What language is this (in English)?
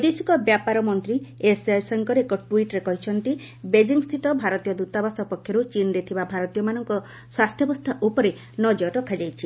Odia